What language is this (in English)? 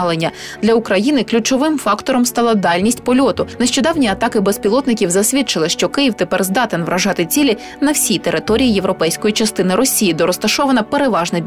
Ukrainian